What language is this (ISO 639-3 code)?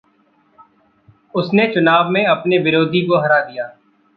hin